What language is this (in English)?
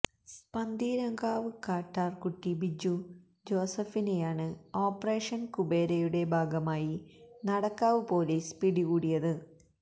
Malayalam